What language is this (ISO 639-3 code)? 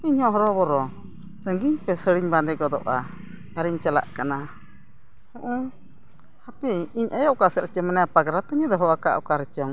sat